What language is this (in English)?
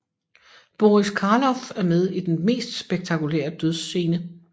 Danish